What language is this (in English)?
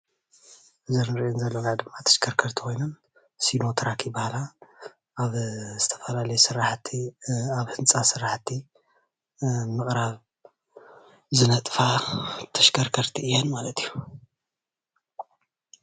Tigrinya